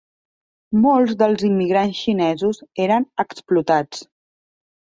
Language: Catalan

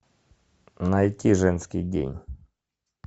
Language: Russian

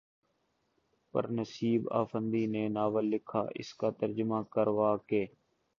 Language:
Urdu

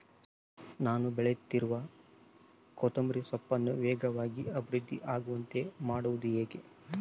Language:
Kannada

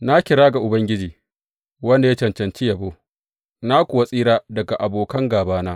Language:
Hausa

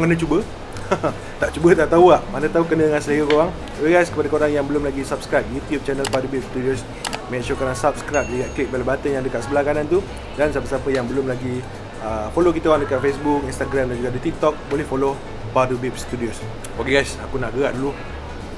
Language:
Malay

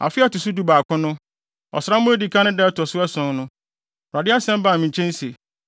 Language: Akan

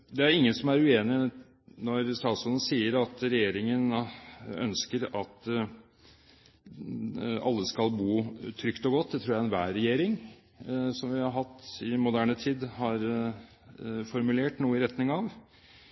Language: Norwegian Bokmål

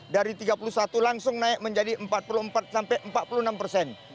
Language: Indonesian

